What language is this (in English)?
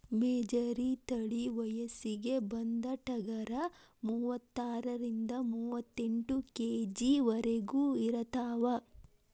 Kannada